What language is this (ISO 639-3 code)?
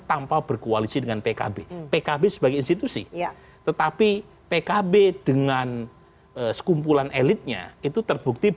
ind